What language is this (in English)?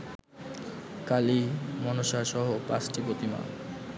Bangla